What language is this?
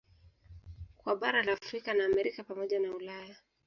Swahili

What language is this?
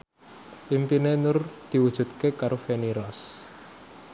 Javanese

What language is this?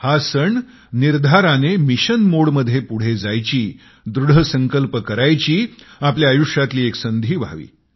Marathi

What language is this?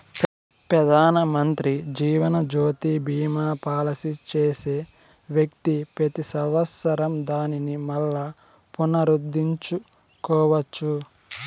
Telugu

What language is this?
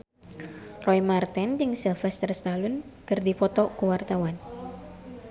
Sundanese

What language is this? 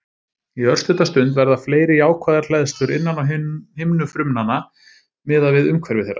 Icelandic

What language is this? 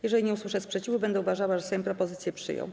Polish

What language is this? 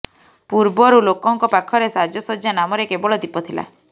Odia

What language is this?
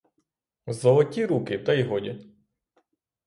Ukrainian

